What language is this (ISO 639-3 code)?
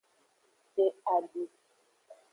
ajg